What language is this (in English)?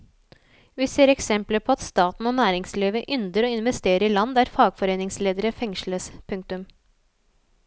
Norwegian